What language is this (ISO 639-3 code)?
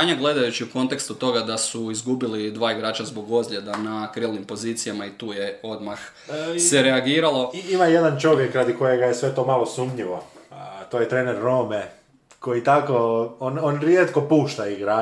hrv